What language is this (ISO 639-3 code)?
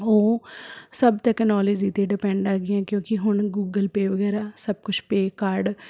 pan